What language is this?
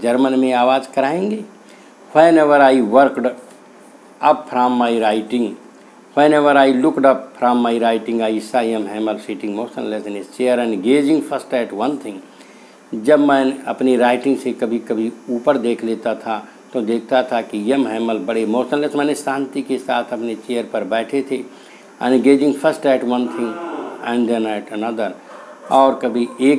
Hindi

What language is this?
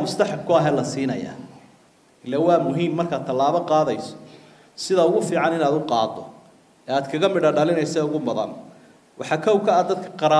Arabic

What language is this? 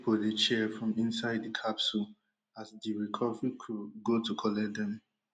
Nigerian Pidgin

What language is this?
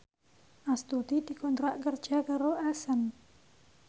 Javanese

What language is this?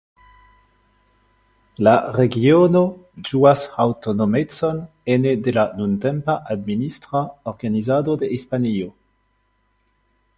Esperanto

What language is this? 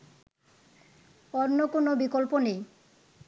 Bangla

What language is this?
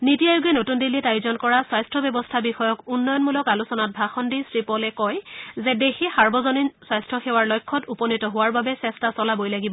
Assamese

